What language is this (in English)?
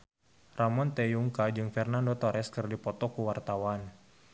Sundanese